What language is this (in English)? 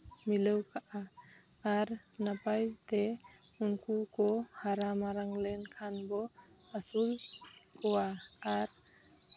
Santali